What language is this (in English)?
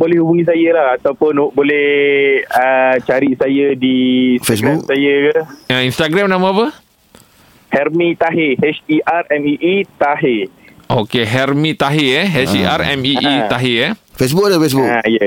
Malay